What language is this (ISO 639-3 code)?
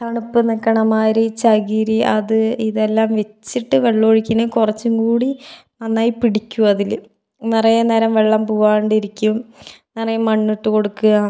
mal